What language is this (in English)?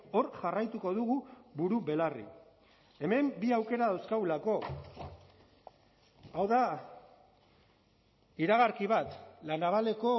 Basque